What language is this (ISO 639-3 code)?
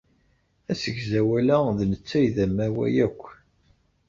kab